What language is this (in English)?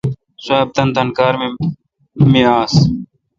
Kalkoti